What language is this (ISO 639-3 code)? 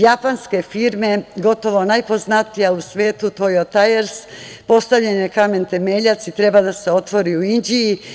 srp